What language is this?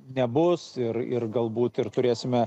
Lithuanian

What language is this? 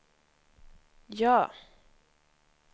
Swedish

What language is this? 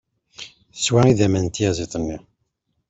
Kabyle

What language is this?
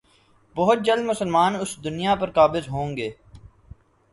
Urdu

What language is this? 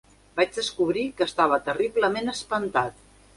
Catalan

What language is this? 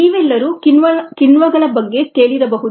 Kannada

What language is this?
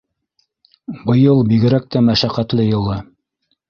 Bashkir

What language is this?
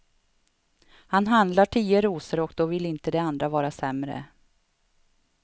Swedish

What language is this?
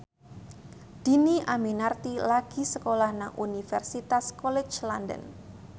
Javanese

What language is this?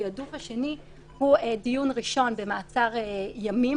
Hebrew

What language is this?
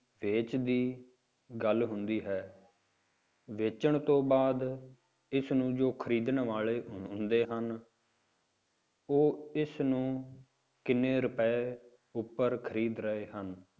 Punjabi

